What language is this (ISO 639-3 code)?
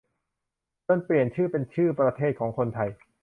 tha